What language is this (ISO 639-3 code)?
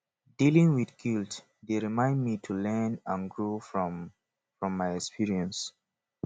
pcm